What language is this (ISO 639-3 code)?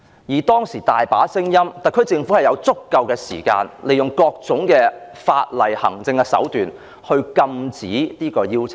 yue